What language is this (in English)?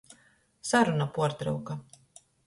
Latgalian